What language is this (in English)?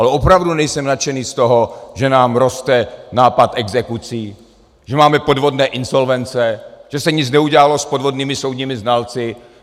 Czech